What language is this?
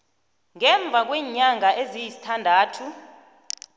South Ndebele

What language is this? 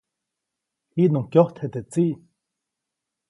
Copainalá Zoque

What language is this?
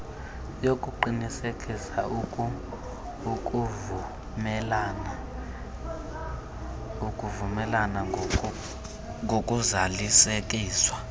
Xhosa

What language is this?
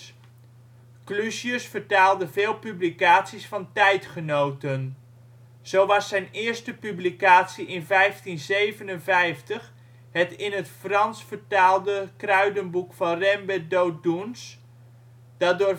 Dutch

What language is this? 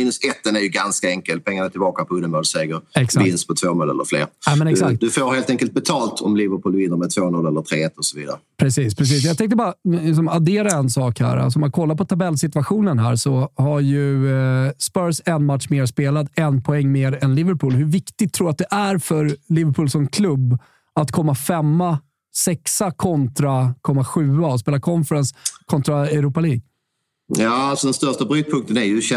Swedish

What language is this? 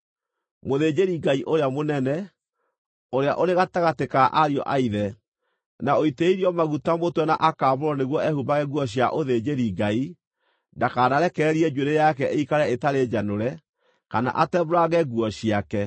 Kikuyu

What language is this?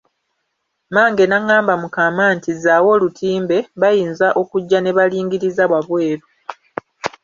Ganda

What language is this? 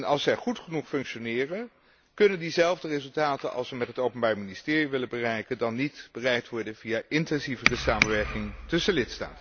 Dutch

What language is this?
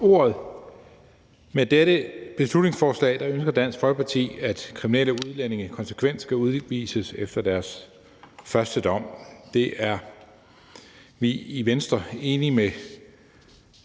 Danish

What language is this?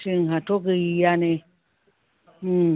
Bodo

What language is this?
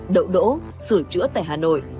Vietnamese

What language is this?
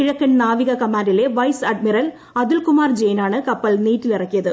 Malayalam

